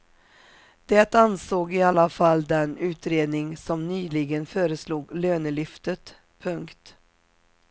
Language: Swedish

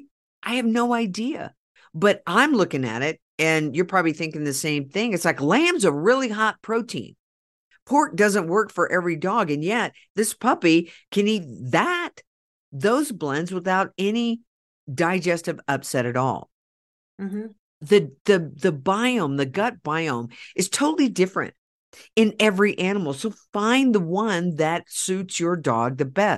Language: English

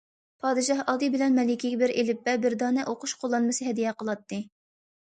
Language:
Uyghur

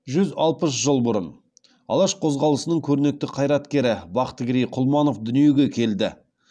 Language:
Kazakh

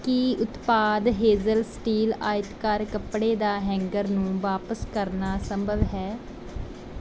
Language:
Punjabi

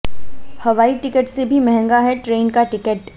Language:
Hindi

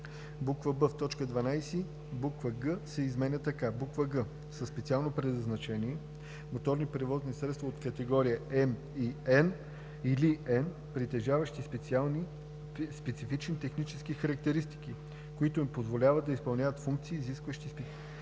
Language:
Bulgarian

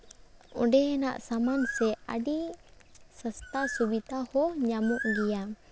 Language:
Santali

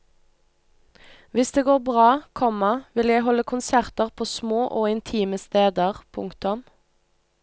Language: Norwegian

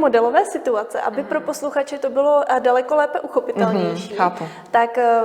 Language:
Czech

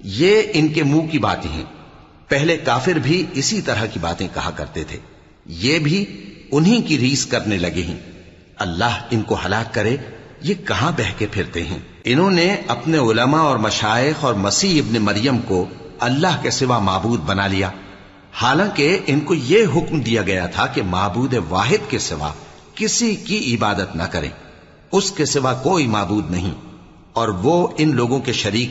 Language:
Urdu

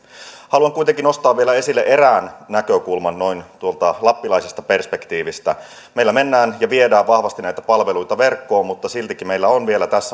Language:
Finnish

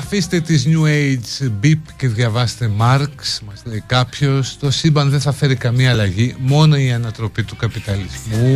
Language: Greek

